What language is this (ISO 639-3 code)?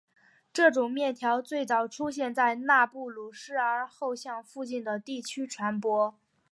zho